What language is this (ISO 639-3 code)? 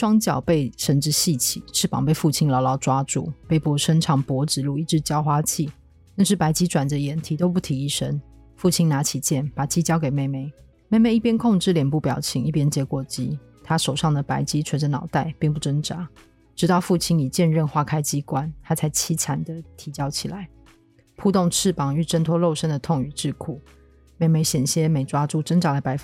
zho